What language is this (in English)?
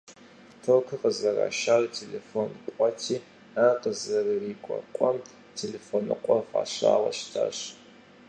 Kabardian